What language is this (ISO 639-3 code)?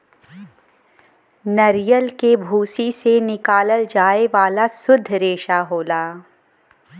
bho